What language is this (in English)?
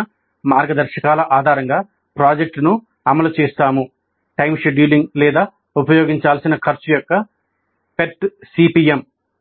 Telugu